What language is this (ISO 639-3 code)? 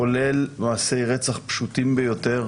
heb